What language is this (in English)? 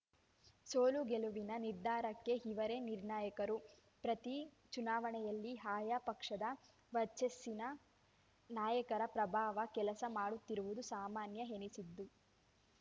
Kannada